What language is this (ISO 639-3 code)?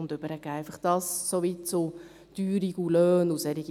gsw